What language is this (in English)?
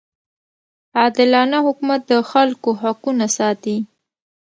Pashto